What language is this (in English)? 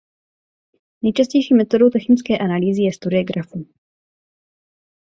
Czech